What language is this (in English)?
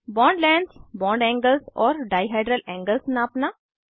Hindi